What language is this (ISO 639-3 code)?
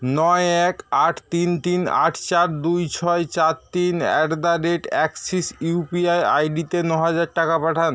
ben